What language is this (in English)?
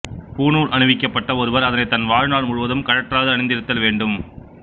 Tamil